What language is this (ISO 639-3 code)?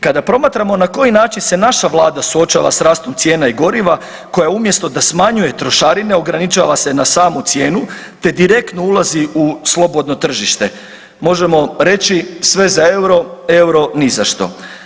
hrv